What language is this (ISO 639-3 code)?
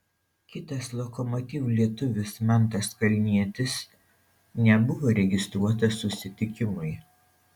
lit